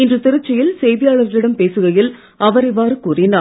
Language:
Tamil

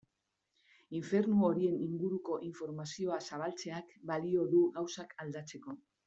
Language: Basque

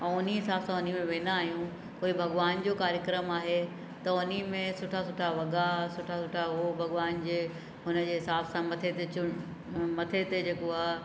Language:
Sindhi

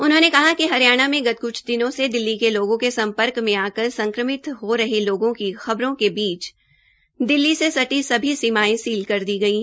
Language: Hindi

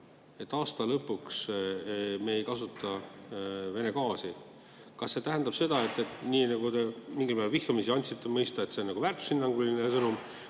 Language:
Estonian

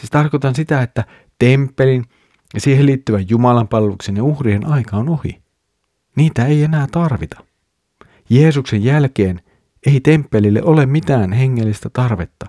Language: Finnish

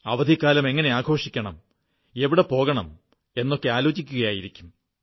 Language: Malayalam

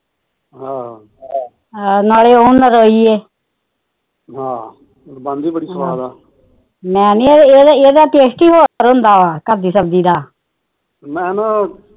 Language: Punjabi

